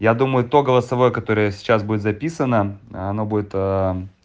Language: Russian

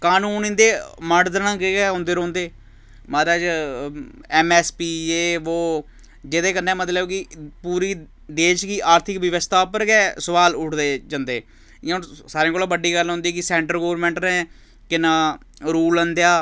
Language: Dogri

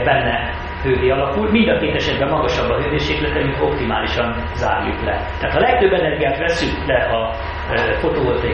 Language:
Hungarian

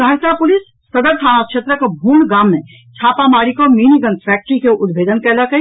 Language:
Maithili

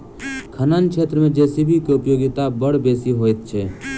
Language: Maithili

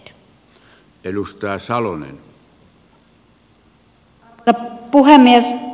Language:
Finnish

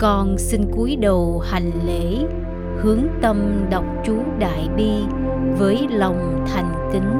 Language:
Vietnamese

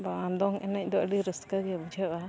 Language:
Santali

